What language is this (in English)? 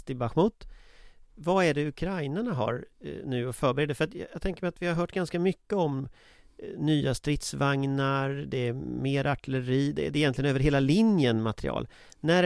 Swedish